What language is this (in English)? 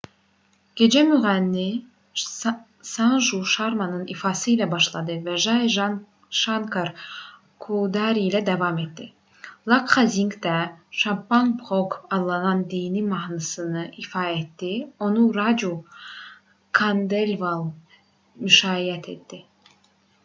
Azerbaijani